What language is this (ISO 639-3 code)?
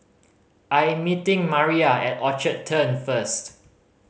eng